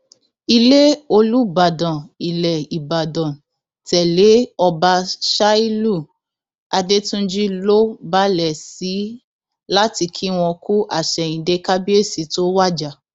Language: Yoruba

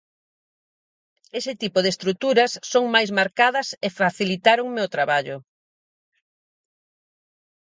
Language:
Galician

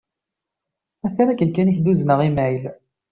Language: Kabyle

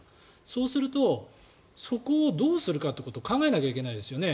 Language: Japanese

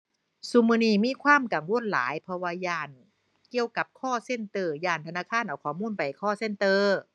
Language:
Thai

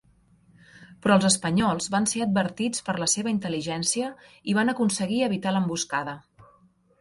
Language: Catalan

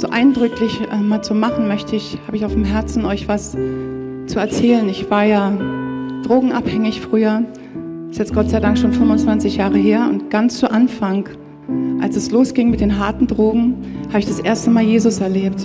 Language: German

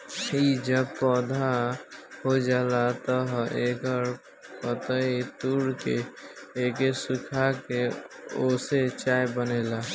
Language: Bhojpuri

